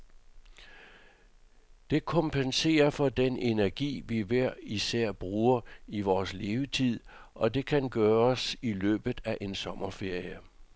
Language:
Danish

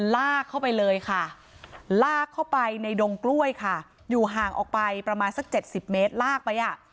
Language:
Thai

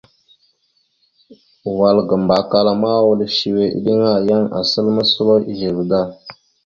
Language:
Mada (Cameroon)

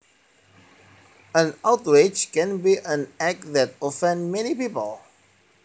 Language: Javanese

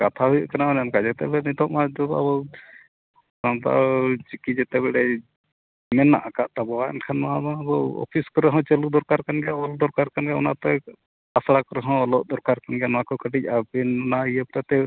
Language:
Santali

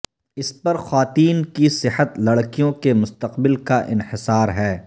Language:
Urdu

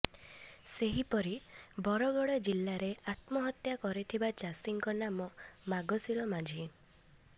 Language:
Odia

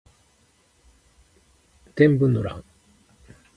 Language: Japanese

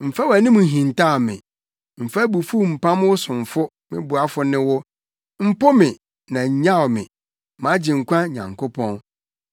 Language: Akan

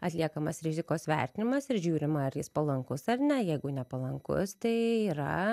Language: Lithuanian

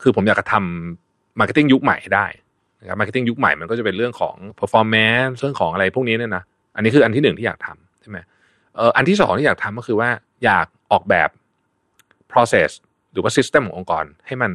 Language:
Thai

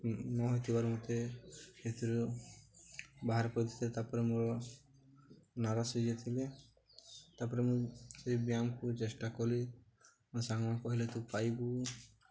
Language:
Odia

